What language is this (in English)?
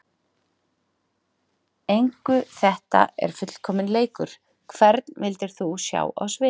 Icelandic